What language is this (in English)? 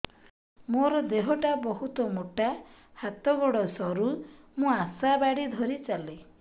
Odia